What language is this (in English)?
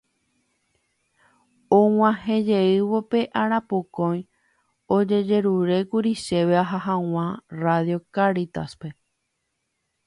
Guarani